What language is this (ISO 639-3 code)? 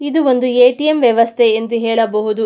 kan